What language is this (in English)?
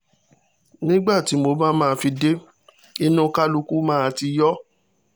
Yoruba